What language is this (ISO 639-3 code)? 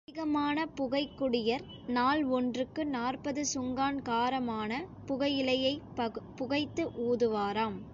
tam